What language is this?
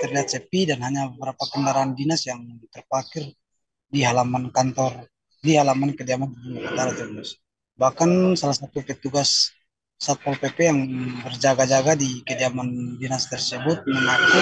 Indonesian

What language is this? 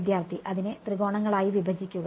Malayalam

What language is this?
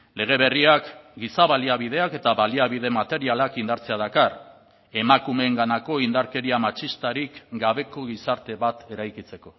Basque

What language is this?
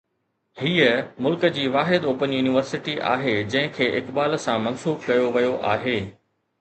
Sindhi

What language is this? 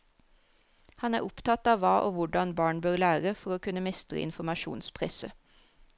Norwegian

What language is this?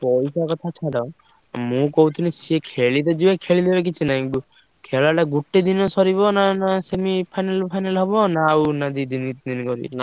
Odia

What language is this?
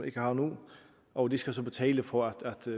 Danish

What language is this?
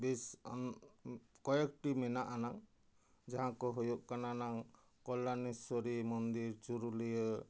Santali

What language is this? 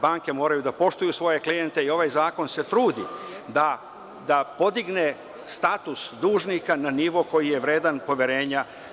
Serbian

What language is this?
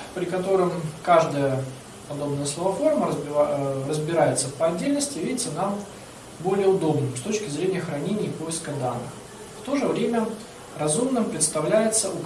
Russian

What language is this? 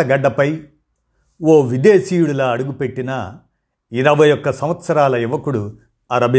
Telugu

